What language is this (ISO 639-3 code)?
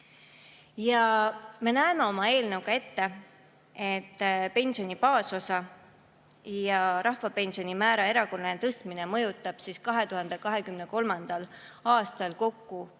est